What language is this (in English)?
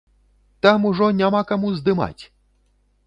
Belarusian